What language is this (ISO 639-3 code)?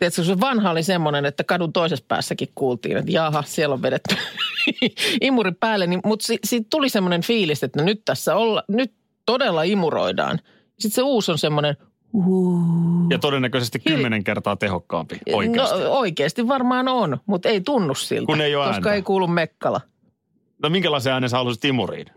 fin